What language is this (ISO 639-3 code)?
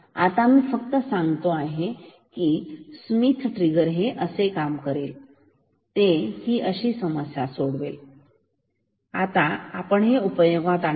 mar